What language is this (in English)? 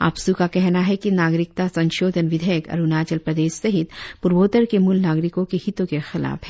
Hindi